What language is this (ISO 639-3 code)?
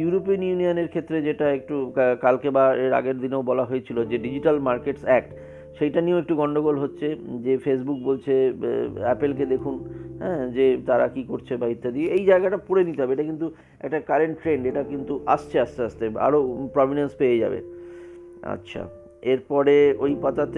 ben